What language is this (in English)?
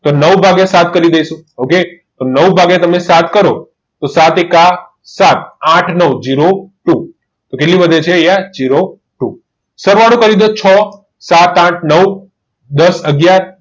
Gujarati